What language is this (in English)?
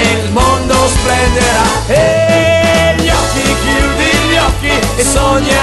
Italian